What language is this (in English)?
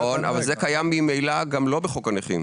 Hebrew